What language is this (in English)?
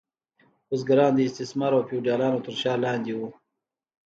Pashto